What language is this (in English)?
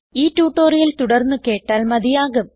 Malayalam